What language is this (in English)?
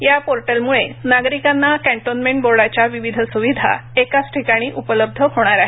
Marathi